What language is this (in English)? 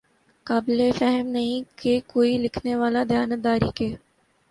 Urdu